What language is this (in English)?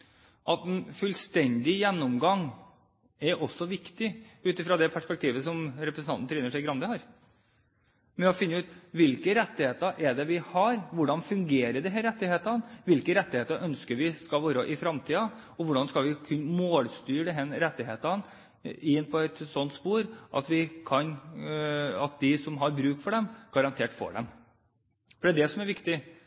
Norwegian Bokmål